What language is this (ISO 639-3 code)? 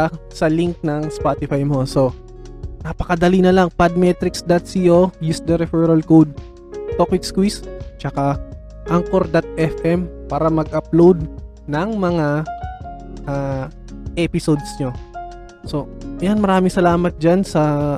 fil